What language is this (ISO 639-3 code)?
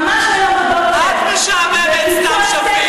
heb